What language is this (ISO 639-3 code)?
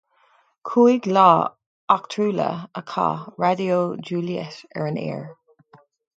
gle